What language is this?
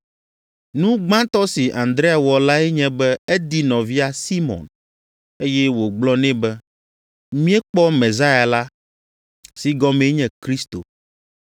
Ewe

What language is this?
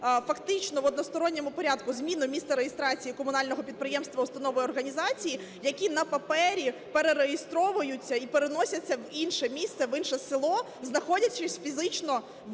Ukrainian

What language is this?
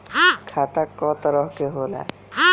Bhojpuri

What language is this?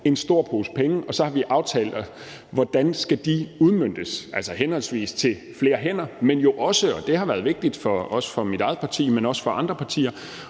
Danish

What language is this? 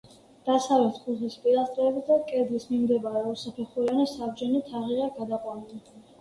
Georgian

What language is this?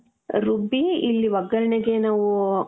Kannada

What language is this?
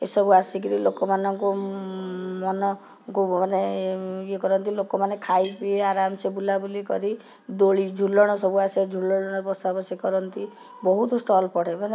Odia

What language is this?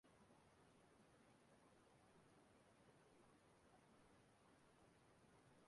Igbo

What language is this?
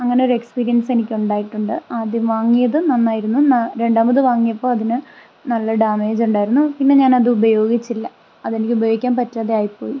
Malayalam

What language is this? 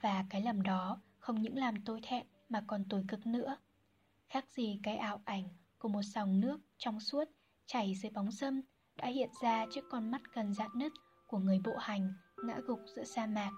Vietnamese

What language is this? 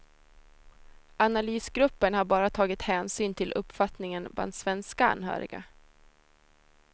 Swedish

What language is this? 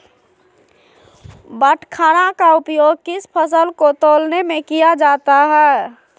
Magahi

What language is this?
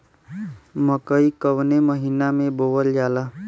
Bhojpuri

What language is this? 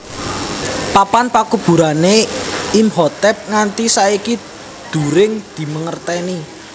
Javanese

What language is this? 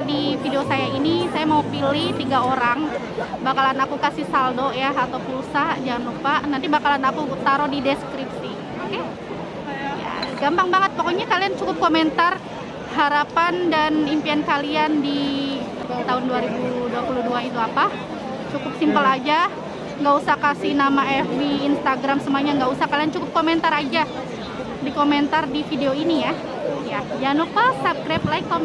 Indonesian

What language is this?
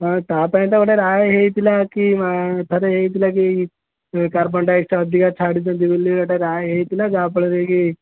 Odia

